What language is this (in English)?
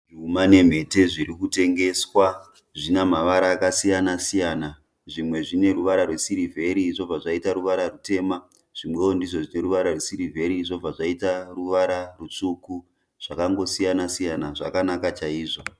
Shona